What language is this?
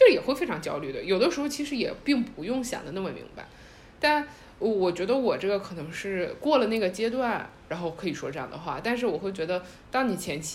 Chinese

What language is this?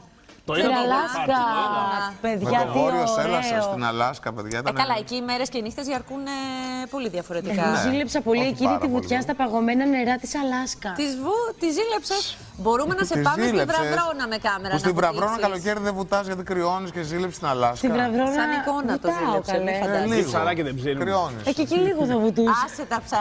Greek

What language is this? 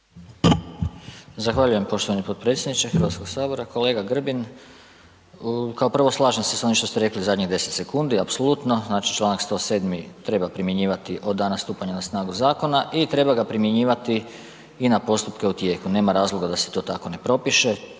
Croatian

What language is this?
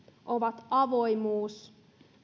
Finnish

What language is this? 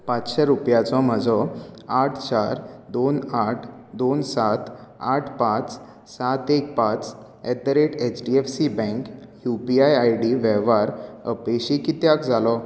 Konkani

